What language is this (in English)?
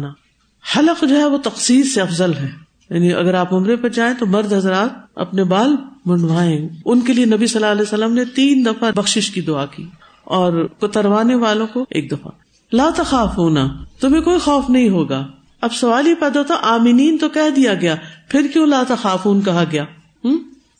Urdu